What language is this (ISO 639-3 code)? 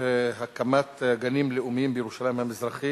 heb